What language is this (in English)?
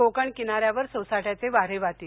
Marathi